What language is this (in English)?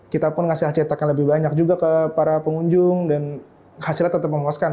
Indonesian